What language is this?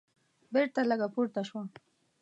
Pashto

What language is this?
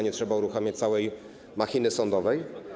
Polish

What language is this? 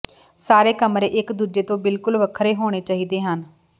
Punjabi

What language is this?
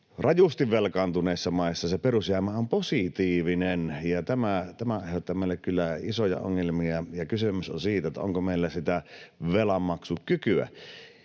Finnish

